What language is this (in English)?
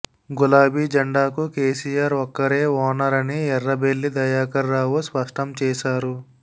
Telugu